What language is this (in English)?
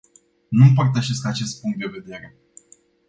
Romanian